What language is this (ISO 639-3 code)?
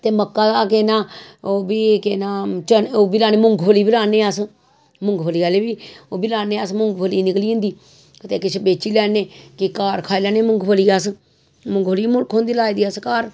doi